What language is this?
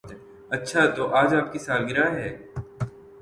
Urdu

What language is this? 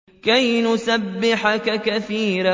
Arabic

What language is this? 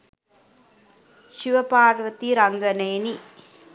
Sinhala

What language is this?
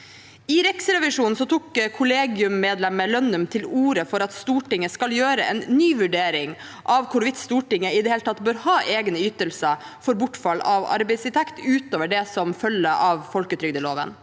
Norwegian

